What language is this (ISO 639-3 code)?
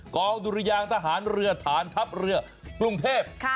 tha